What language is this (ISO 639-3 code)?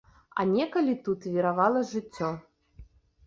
bel